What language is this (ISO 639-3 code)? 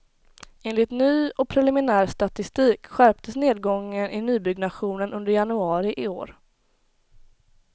swe